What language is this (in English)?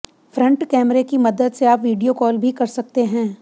Hindi